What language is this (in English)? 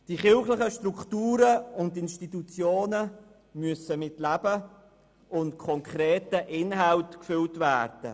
Swiss German